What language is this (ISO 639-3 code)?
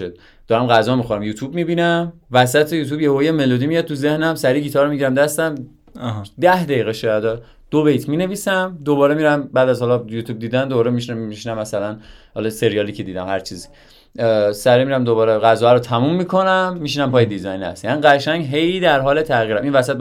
fas